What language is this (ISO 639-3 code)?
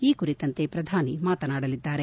kan